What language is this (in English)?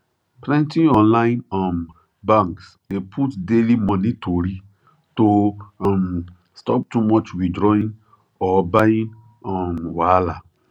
Nigerian Pidgin